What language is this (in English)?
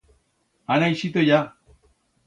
Aragonese